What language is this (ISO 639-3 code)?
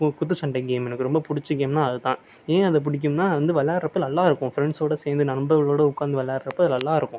tam